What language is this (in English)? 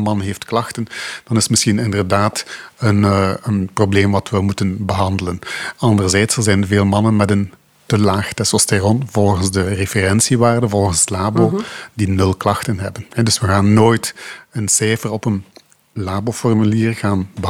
Dutch